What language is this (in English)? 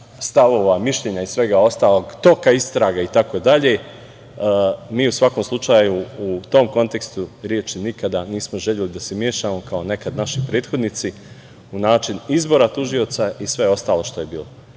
Serbian